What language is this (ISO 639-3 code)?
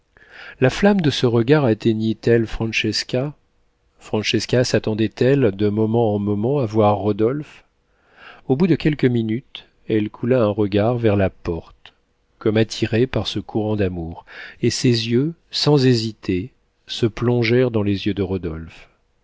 fra